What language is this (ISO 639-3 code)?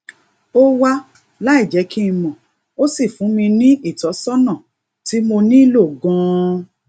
yor